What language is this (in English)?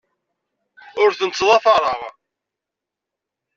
Kabyle